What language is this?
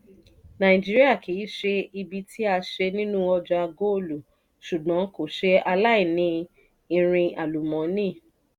Yoruba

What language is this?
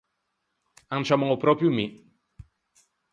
Ligurian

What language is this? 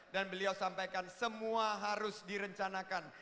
Indonesian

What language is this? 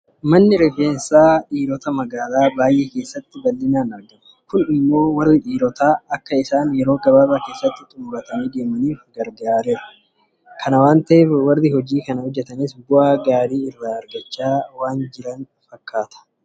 Oromo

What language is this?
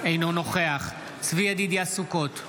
Hebrew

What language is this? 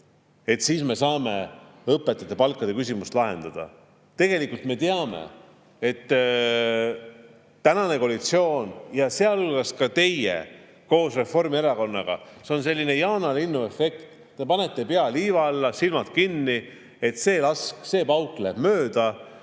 Estonian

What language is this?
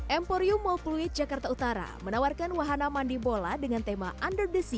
Indonesian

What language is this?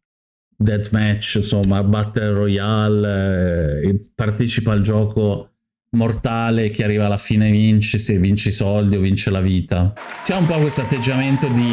Italian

